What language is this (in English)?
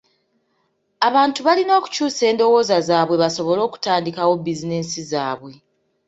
Ganda